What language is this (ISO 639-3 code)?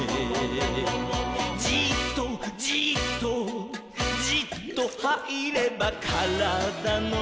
jpn